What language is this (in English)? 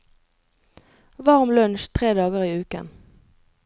Norwegian